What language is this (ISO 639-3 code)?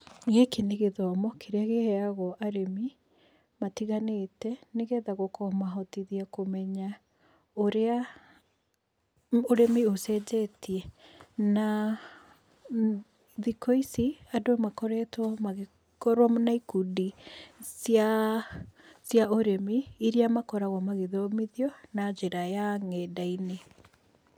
kik